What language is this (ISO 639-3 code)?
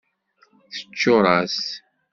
kab